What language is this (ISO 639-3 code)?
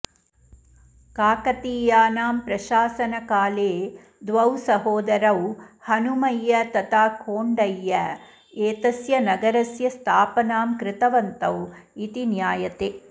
san